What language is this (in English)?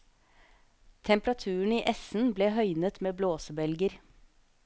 Norwegian